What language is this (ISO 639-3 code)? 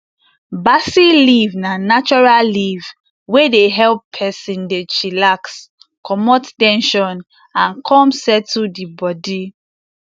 pcm